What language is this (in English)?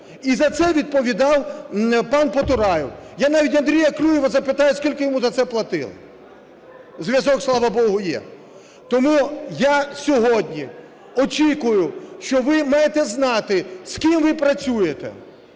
Ukrainian